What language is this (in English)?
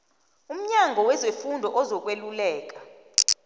South Ndebele